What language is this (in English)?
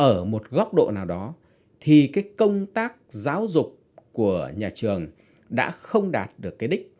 Vietnamese